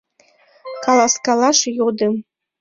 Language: Mari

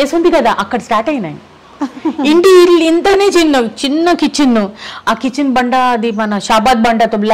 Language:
Telugu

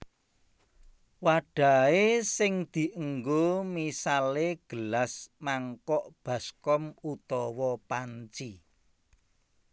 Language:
Javanese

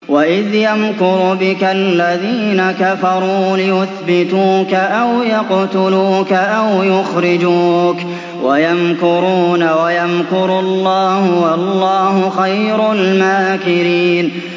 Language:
Arabic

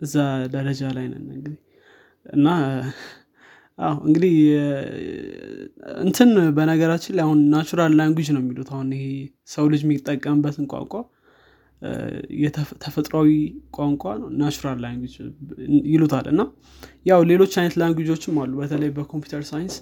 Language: Amharic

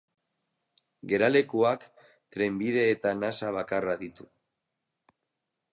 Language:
Basque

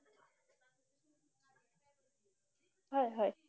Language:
Assamese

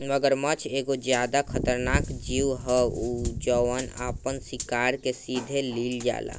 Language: Bhojpuri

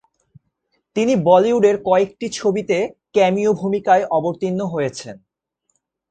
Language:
Bangla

